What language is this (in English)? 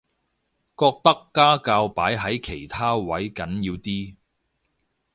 Cantonese